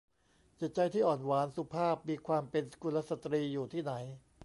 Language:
Thai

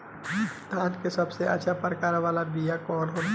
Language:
Bhojpuri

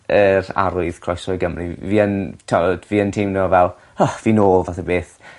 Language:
Welsh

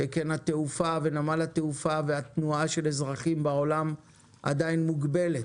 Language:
Hebrew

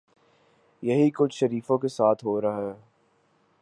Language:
Urdu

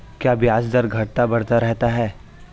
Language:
Hindi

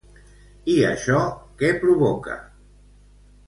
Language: Catalan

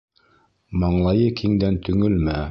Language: Bashkir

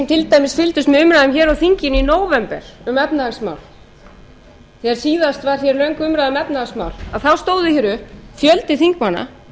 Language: Icelandic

